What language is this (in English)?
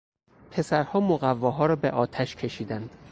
Persian